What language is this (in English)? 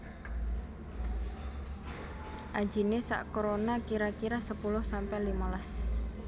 Javanese